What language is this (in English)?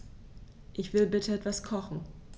German